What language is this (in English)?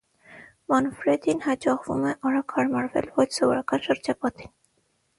Armenian